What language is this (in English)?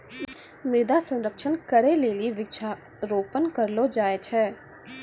Maithili